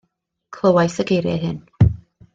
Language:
Welsh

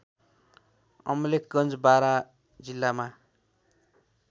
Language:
Nepali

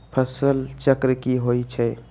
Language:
Magahi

